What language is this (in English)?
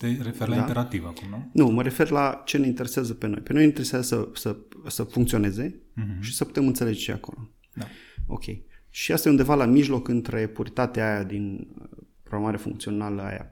Romanian